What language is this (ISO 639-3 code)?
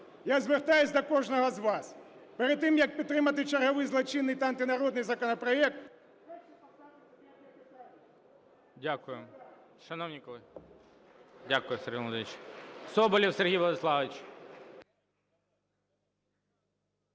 ukr